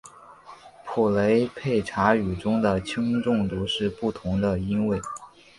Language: Chinese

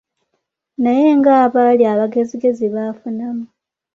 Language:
Ganda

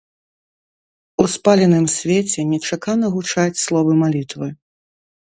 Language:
Belarusian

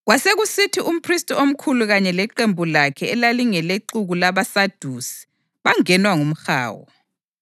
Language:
North Ndebele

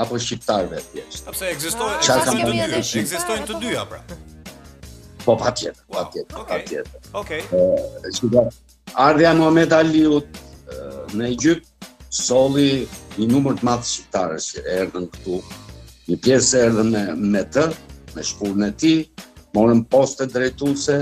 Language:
Romanian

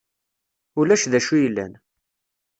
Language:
Kabyle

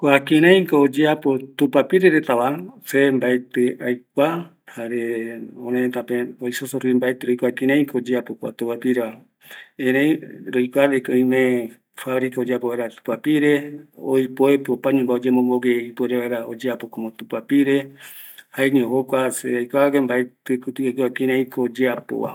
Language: Eastern Bolivian Guaraní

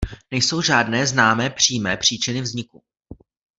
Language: Czech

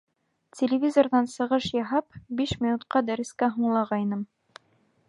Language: Bashkir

